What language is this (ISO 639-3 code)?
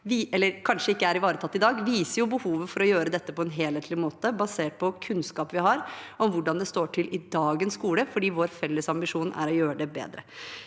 nor